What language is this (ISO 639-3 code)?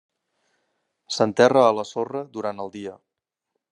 cat